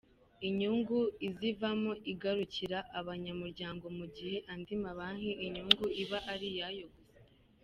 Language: Kinyarwanda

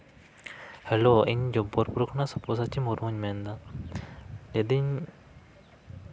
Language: Santali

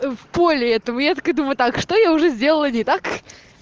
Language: Russian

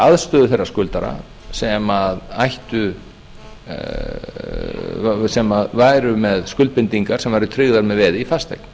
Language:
Icelandic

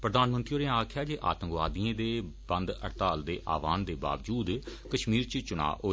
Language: Dogri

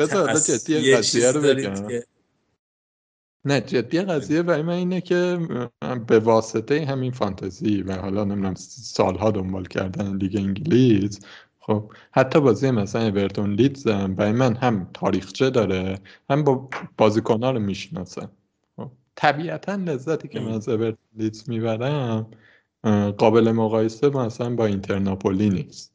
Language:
Persian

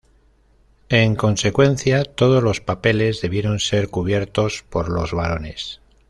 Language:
Spanish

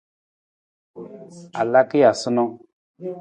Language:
Nawdm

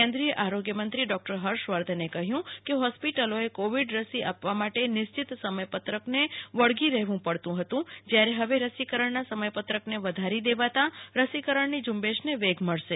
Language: Gujarati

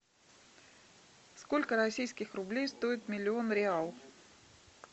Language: Russian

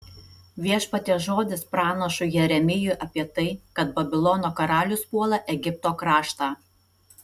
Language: Lithuanian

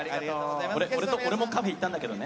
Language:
Japanese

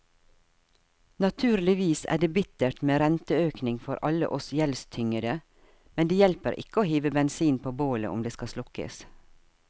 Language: Norwegian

